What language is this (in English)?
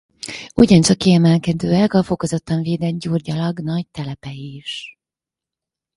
Hungarian